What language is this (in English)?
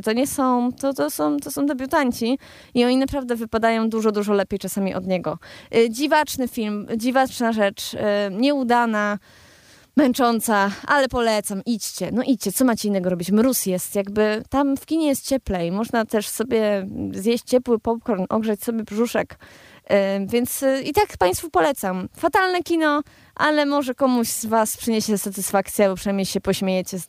Polish